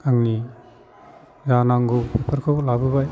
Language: Bodo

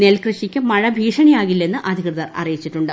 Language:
Malayalam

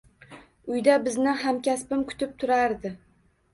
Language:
Uzbek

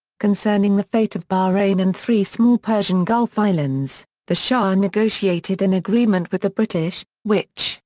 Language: English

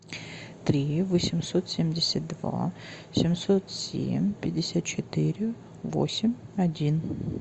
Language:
Russian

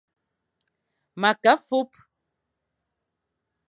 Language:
Fang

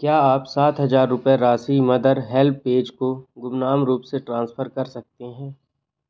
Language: Hindi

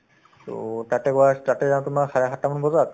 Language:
Assamese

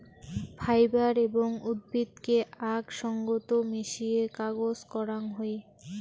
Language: Bangla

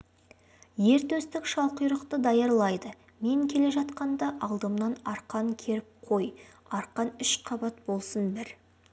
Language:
Kazakh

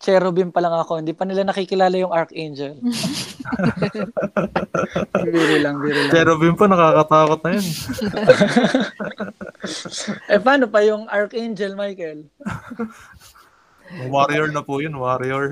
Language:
Filipino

